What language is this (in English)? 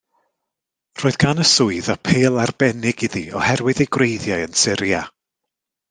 Welsh